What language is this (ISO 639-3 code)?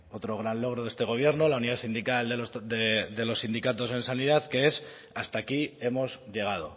spa